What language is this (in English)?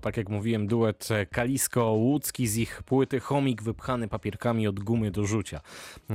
Polish